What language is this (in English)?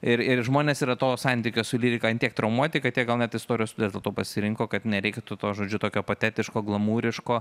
Lithuanian